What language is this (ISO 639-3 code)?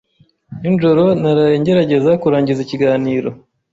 kin